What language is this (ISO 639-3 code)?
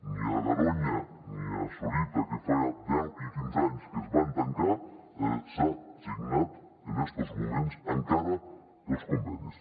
cat